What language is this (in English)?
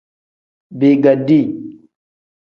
Tem